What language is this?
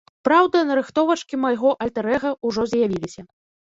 Belarusian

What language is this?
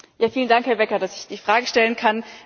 German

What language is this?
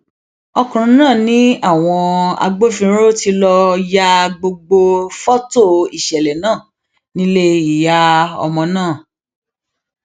Yoruba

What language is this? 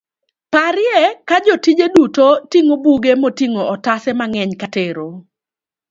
Luo (Kenya and Tanzania)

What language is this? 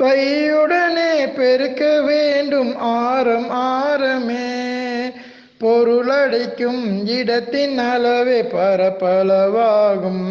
Tamil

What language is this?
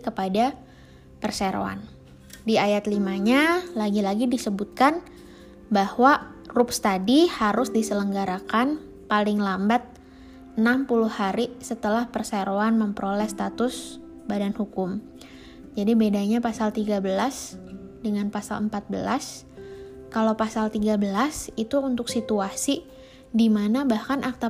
Indonesian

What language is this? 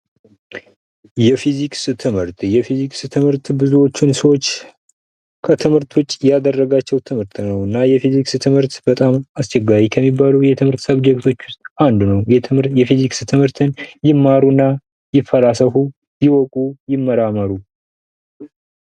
Amharic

